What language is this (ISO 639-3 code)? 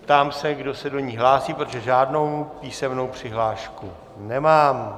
ces